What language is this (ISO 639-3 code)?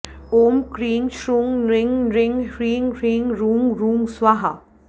san